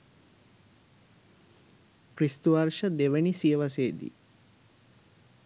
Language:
Sinhala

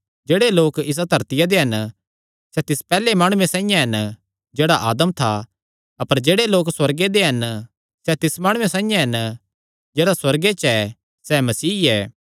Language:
Kangri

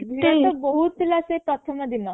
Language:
Odia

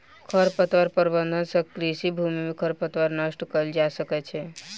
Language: Maithili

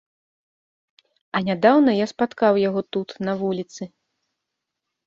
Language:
Belarusian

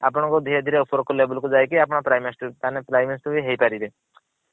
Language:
Odia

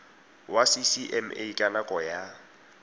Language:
Tswana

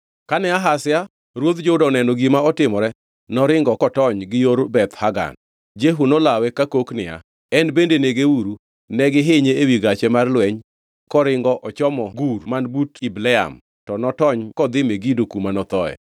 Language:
Luo (Kenya and Tanzania)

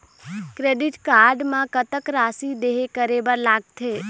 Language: Chhattisgarhi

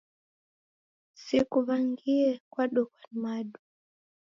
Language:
Taita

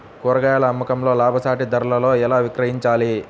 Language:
Telugu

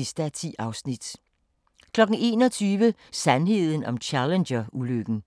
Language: Danish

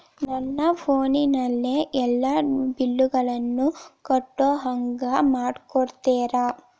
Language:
Kannada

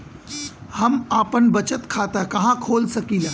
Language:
Bhojpuri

